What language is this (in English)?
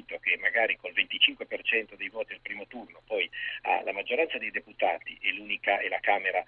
Italian